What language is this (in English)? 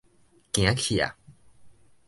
Min Nan Chinese